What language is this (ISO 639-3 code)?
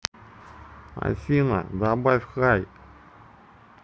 rus